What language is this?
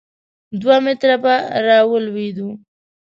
Pashto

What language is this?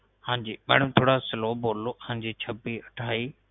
Punjabi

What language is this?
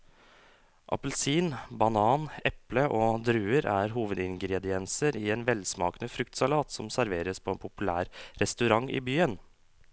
Norwegian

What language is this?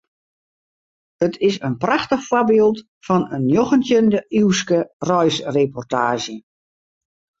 Western Frisian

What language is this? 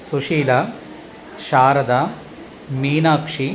Sanskrit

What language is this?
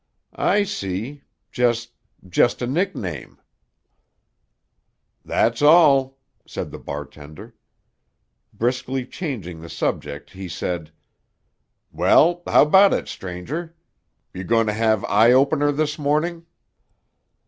English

